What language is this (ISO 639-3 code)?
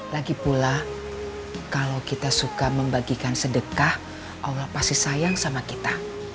ind